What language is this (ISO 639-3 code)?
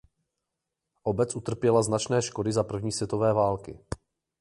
ces